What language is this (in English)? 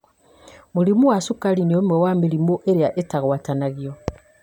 Kikuyu